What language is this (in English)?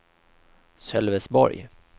Swedish